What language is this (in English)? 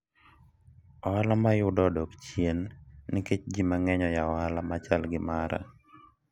Luo (Kenya and Tanzania)